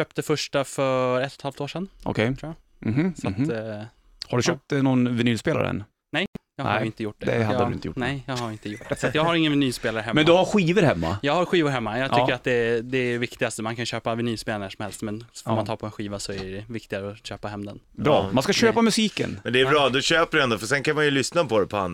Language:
Swedish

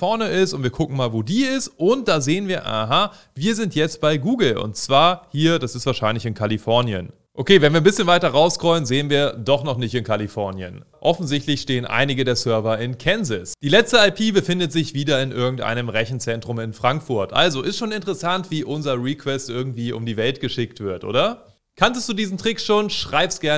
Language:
German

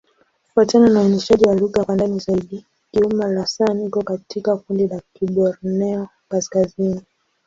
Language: Swahili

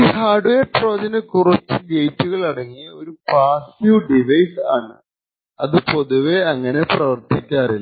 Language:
Malayalam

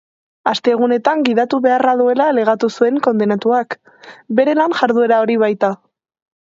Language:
Basque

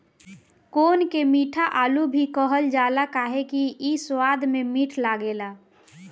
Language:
Bhojpuri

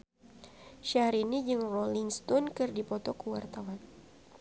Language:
Sundanese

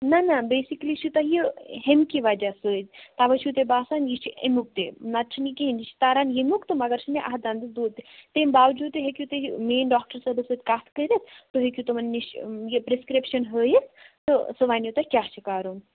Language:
Kashmiri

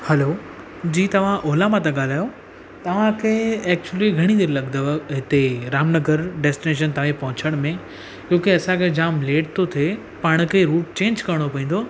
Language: Sindhi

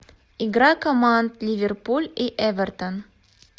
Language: Russian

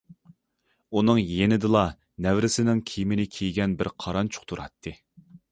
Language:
Uyghur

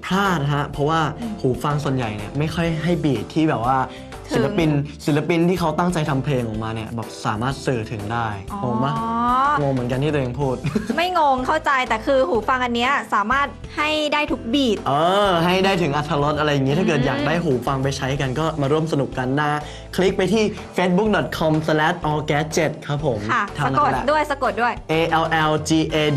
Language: Thai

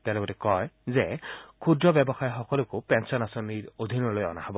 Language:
Assamese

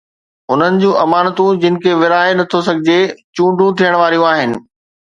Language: Sindhi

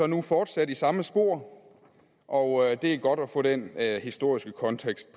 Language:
Danish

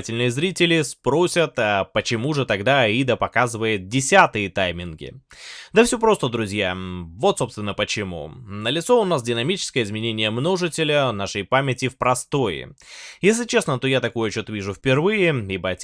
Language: Russian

